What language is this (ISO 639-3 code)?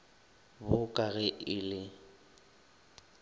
nso